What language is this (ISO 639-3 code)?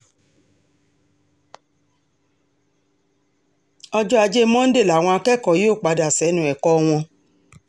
yor